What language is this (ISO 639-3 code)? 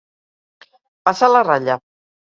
cat